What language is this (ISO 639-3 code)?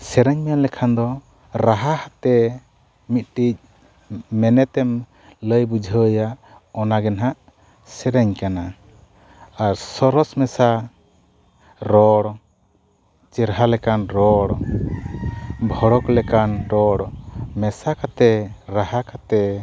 sat